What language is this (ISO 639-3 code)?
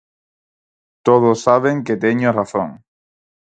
glg